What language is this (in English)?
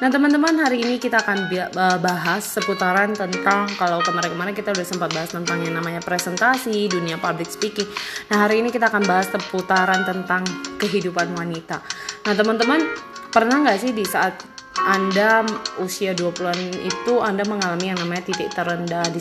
Indonesian